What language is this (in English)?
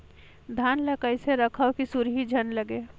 Chhattisgarhi